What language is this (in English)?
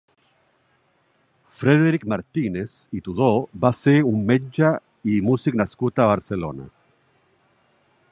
Catalan